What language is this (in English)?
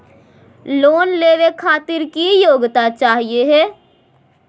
Magahi